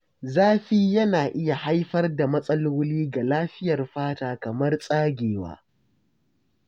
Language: Hausa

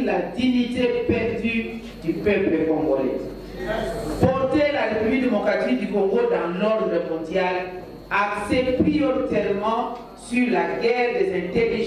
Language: French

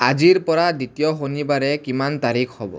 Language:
Assamese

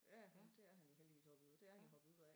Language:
Danish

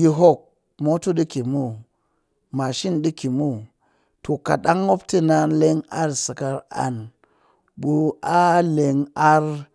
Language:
Cakfem-Mushere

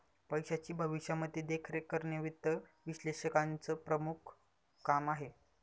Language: Marathi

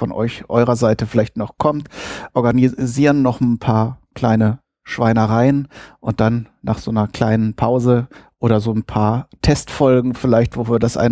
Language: German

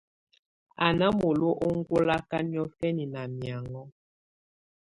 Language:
Tunen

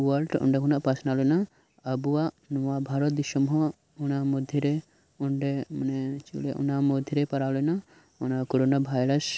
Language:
Santali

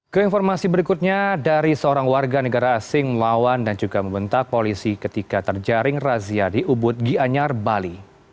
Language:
Indonesian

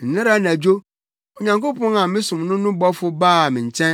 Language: Akan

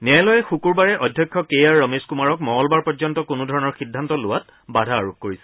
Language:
Assamese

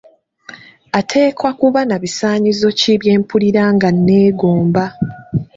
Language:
Ganda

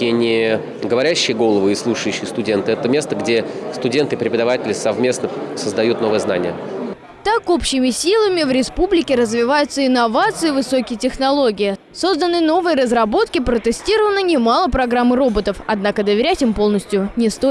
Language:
Russian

